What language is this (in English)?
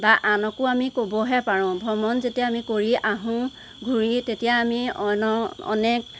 Assamese